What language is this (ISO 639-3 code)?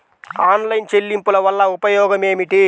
tel